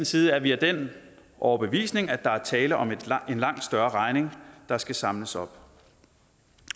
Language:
Danish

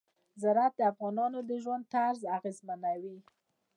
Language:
Pashto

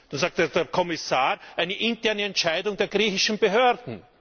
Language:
German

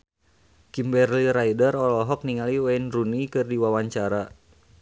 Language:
Sundanese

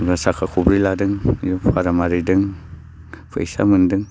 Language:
Bodo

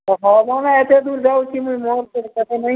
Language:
Odia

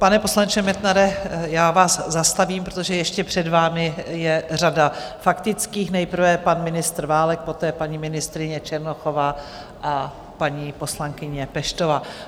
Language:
Czech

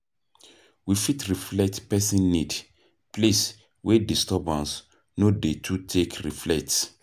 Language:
Nigerian Pidgin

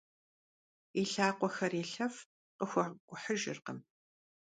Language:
Kabardian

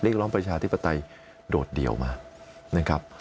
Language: Thai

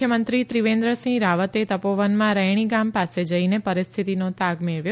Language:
Gujarati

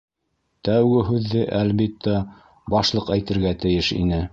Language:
Bashkir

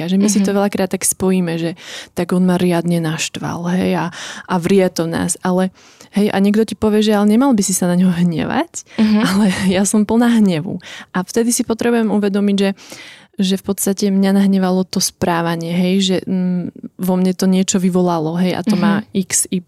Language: Slovak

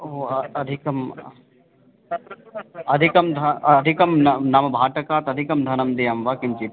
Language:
Sanskrit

